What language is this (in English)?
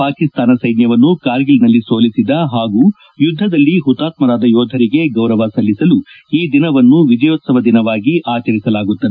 Kannada